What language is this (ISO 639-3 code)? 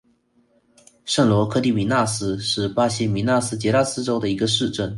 zho